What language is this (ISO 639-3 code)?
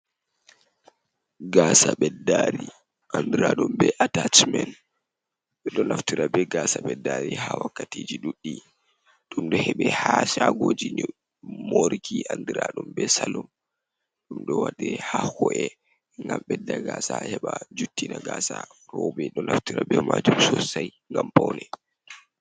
ful